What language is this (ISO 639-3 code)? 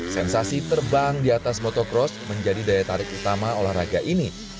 ind